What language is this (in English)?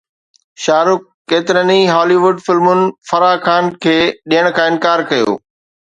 Sindhi